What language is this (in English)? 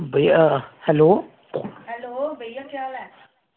Dogri